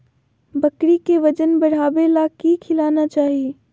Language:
Magahi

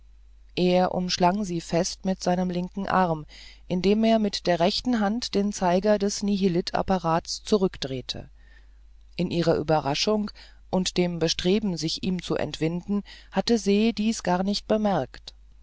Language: German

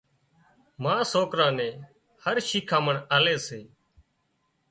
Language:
Wadiyara Koli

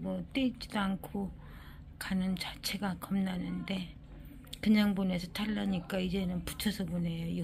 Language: Korean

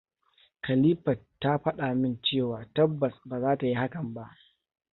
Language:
Hausa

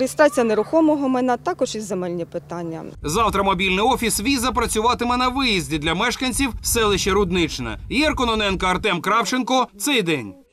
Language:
Ukrainian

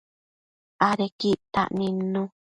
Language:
Matsés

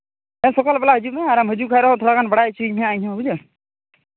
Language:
Santali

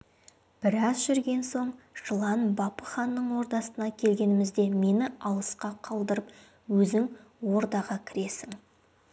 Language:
Kazakh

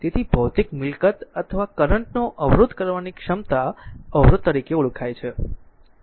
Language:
Gujarati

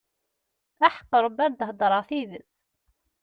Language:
Kabyle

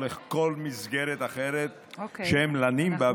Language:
Hebrew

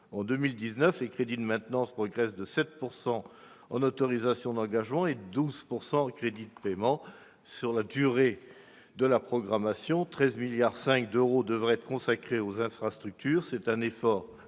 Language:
French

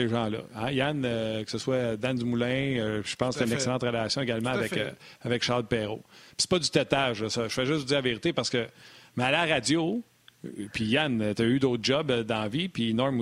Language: French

